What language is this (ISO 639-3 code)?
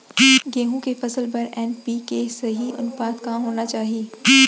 hne